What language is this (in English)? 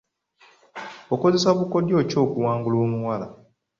Ganda